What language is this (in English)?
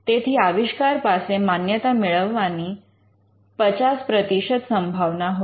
Gujarati